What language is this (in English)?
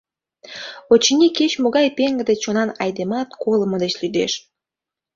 Mari